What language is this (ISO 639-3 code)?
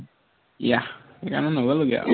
asm